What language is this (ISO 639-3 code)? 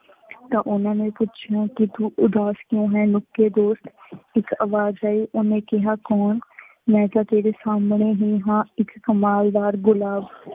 pan